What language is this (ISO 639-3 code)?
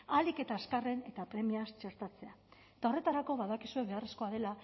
eus